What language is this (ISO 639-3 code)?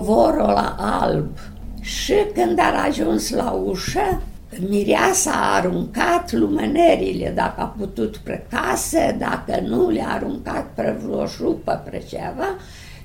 ron